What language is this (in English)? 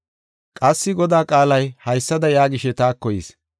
Gofa